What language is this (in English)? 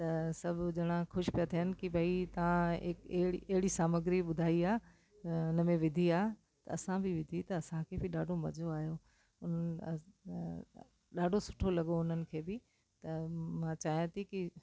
Sindhi